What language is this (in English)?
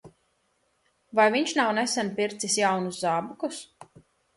Latvian